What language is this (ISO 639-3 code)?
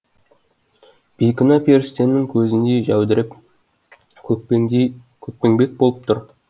kaz